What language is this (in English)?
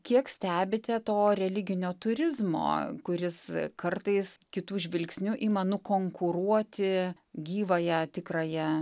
Lithuanian